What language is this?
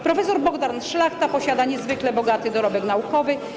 Polish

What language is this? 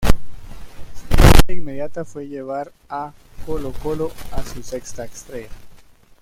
Spanish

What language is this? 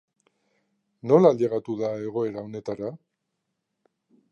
Basque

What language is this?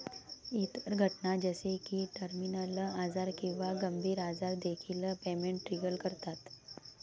Marathi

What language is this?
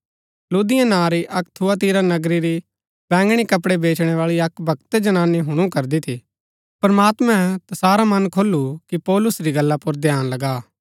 Gaddi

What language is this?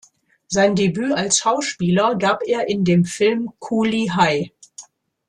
German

